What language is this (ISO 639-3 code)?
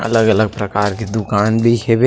hne